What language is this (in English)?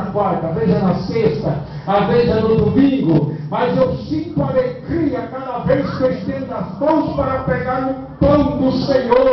Portuguese